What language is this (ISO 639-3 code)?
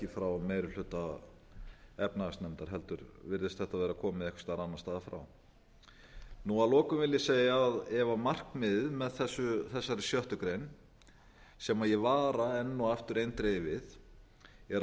isl